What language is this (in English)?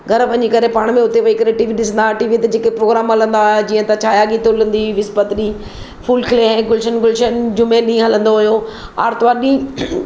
Sindhi